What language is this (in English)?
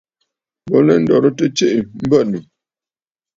Bafut